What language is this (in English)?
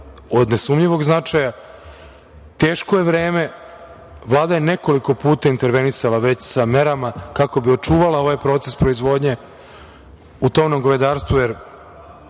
Serbian